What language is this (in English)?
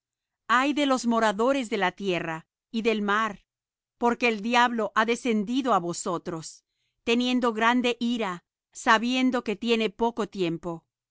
Spanish